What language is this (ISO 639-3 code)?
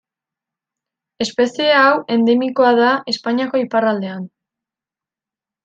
eus